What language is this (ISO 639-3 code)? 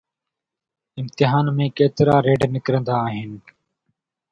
snd